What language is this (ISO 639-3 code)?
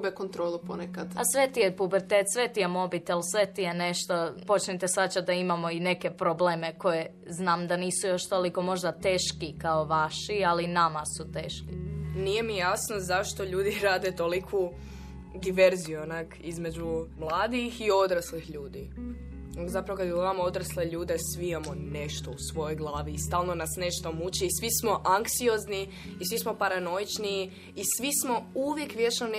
hrv